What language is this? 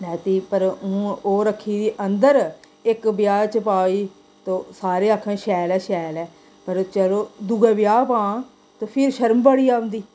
Dogri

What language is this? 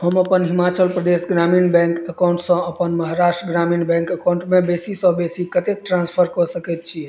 Maithili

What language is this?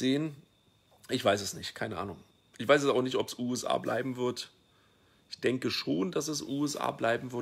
German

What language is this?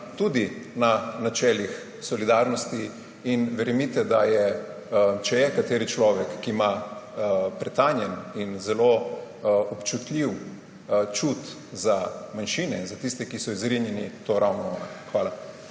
Slovenian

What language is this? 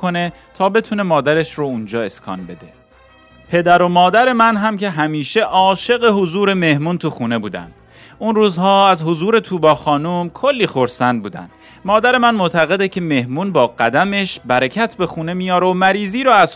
Persian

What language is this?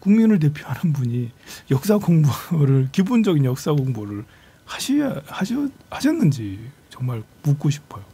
Korean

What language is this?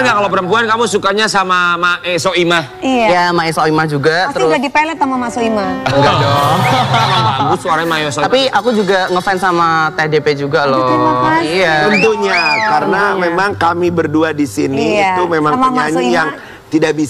Indonesian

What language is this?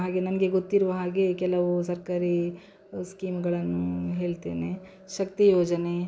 Kannada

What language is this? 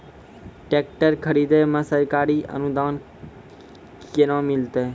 Maithili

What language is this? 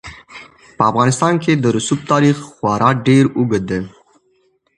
Pashto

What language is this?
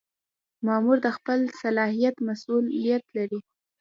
Pashto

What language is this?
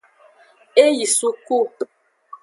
Aja (Benin)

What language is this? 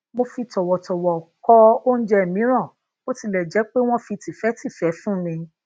Yoruba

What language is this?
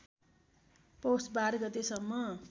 Nepali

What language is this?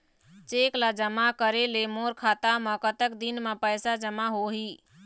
Chhattisgarhi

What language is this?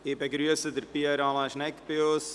Swiss German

